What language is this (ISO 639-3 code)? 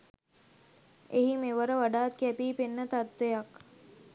sin